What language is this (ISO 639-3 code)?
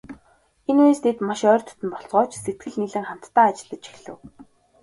mon